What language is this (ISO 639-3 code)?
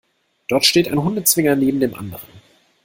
deu